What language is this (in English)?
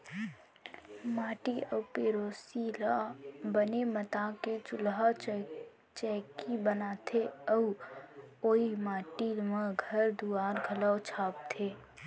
Chhattisgarhi